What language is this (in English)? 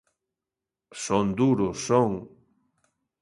Galician